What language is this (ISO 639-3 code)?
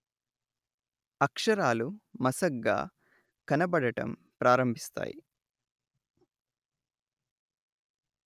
tel